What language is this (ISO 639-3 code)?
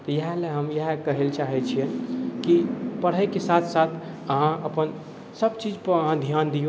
mai